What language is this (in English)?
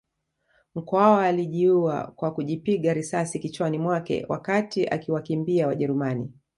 Swahili